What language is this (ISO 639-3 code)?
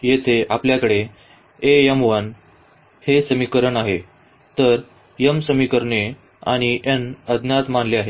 mar